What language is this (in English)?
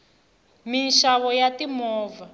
Tsonga